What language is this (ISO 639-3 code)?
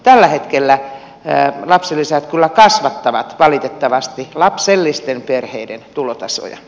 fin